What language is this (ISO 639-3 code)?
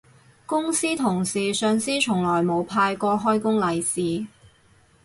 yue